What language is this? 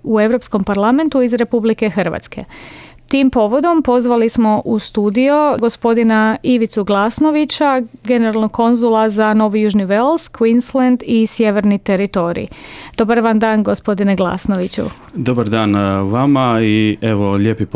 Croatian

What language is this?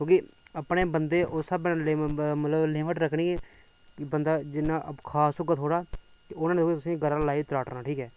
Dogri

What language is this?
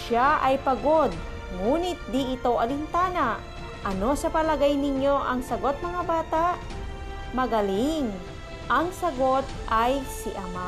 Filipino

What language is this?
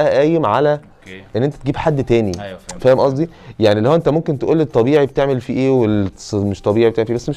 Arabic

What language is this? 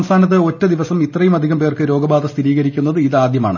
Malayalam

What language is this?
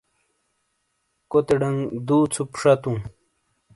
Shina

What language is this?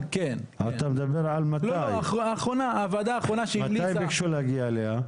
Hebrew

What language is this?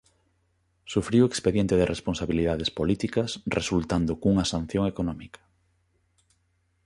Galician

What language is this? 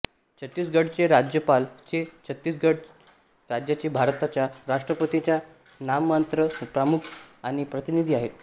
Marathi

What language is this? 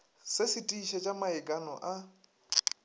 Northern Sotho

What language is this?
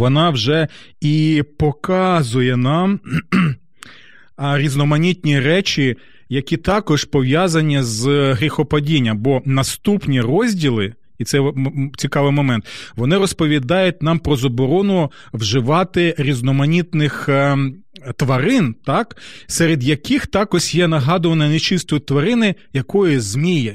Ukrainian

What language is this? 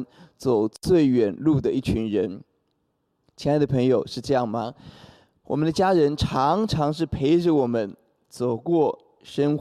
Chinese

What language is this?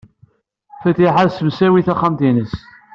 Kabyle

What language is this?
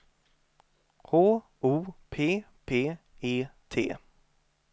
Swedish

